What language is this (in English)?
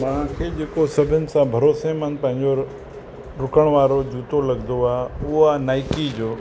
Sindhi